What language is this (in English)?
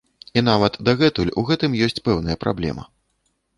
Belarusian